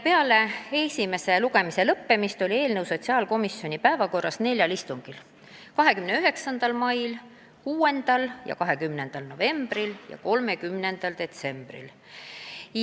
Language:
Estonian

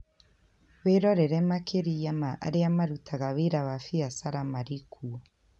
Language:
Kikuyu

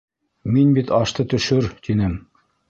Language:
Bashkir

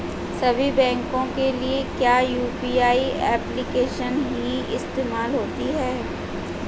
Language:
Hindi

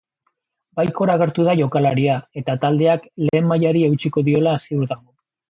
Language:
Basque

